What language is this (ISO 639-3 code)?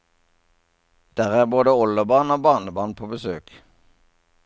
nor